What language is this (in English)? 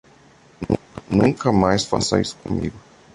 Portuguese